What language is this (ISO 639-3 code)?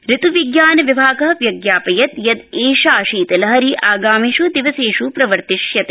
san